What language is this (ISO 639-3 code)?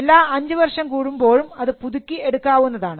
mal